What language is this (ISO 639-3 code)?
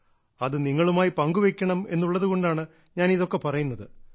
mal